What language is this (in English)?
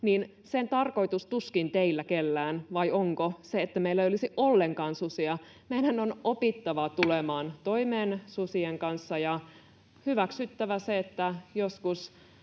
Finnish